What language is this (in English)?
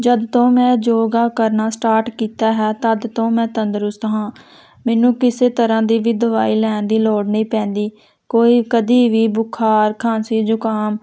Punjabi